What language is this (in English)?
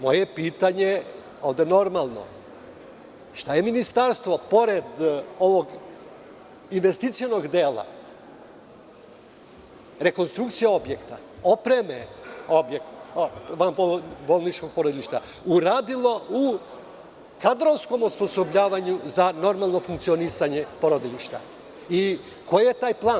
Serbian